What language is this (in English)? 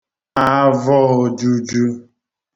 Igbo